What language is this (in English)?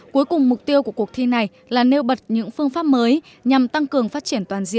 Vietnamese